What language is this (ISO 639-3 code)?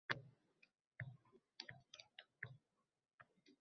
uzb